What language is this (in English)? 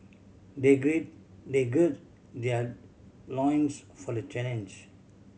English